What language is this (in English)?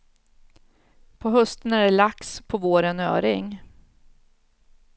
Swedish